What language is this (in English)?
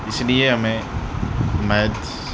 Urdu